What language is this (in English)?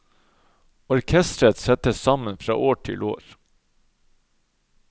Norwegian